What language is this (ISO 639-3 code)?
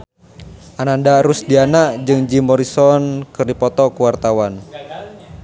sun